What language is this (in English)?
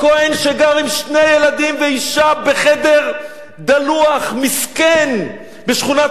Hebrew